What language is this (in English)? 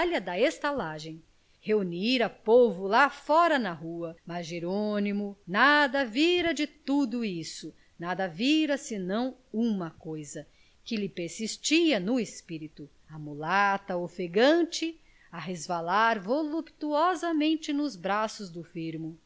Portuguese